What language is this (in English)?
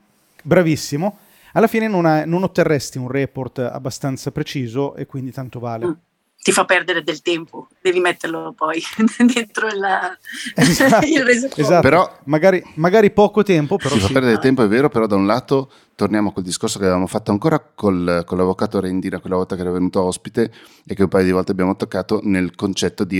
Italian